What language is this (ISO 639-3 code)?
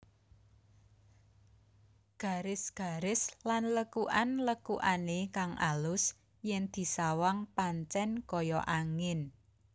jav